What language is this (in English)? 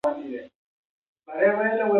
Pashto